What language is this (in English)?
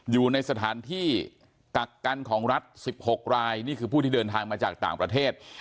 Thai